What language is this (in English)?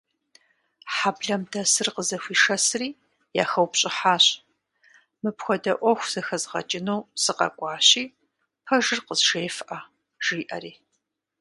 Kabardian